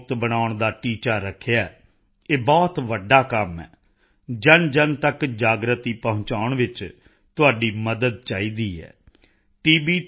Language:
Punjabi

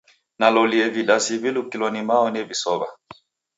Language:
Taita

